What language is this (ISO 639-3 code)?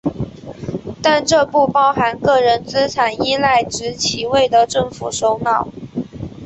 zho